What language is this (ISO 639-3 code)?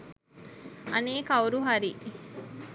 sin